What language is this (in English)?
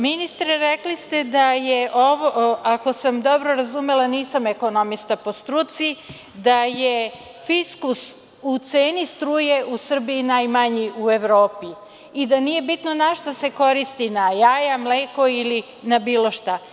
Serbian